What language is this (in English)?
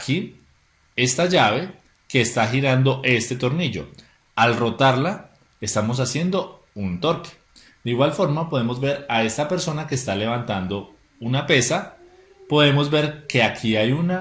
Spanish